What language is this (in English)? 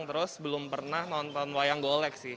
Indonesian